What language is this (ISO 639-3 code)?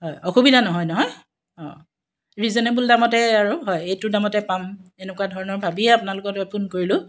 asm